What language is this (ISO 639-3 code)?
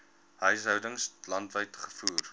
afr